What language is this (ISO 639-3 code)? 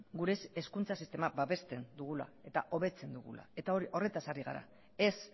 eus